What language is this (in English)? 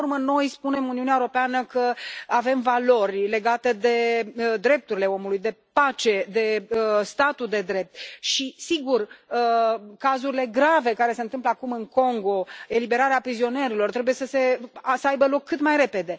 Romanian